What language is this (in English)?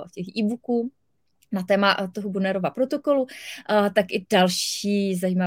Czech